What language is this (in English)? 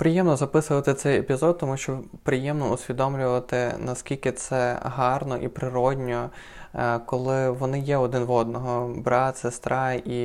Ukrainian